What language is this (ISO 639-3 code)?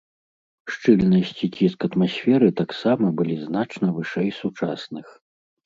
bel